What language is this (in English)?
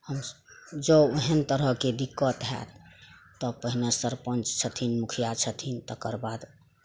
Maithili